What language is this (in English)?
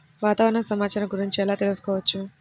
Telugu